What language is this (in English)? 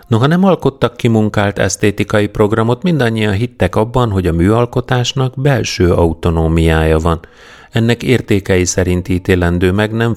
Hungarian